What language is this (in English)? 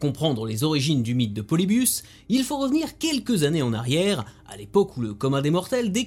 French